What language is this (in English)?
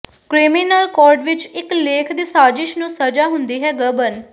Punjabi